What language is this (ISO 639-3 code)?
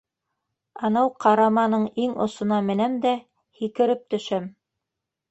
bak